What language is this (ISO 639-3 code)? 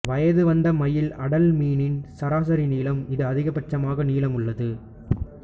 tam